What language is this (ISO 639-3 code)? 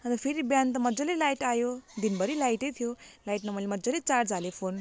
nep